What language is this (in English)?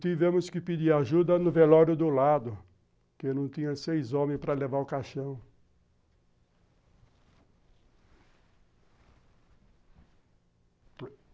Portuguese